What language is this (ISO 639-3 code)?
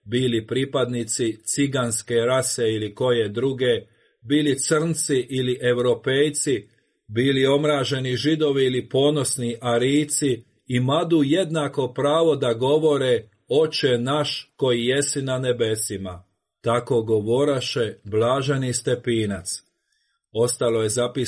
hrv